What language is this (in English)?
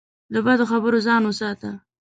Pashto